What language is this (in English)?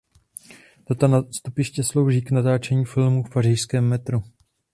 Czech